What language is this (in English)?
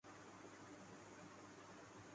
Urdu